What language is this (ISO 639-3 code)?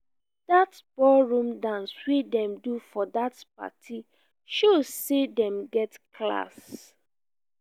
pcm